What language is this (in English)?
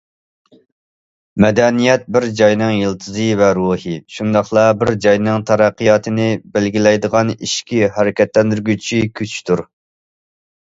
Uyghur